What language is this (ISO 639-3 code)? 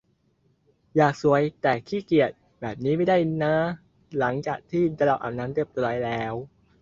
tha